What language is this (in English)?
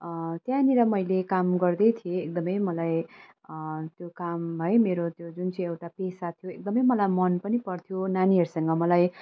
Nepali